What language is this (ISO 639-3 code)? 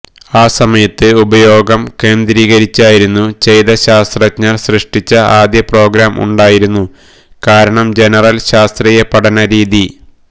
mal